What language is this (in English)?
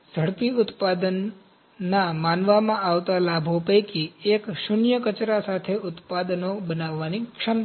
Gujarati